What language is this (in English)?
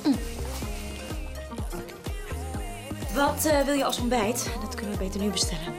Dutch